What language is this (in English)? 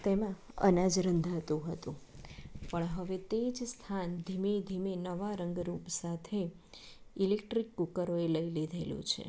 Gujarati